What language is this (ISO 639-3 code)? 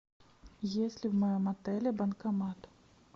rus